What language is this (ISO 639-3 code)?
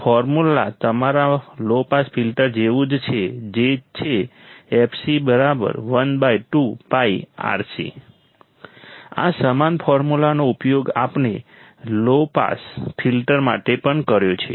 guj